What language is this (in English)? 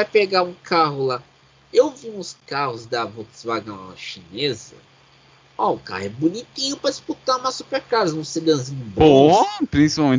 Portuguese